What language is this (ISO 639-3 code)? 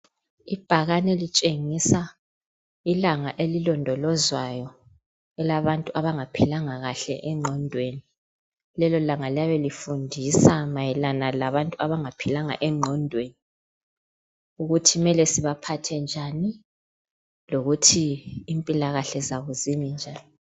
nde